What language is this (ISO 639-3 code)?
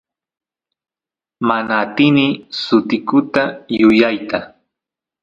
qus